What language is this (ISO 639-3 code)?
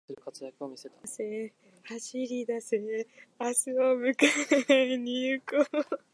jpn